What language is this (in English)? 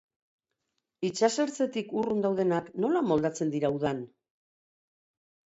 Basque